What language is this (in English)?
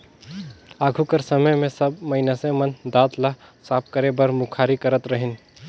Chhattisgarhi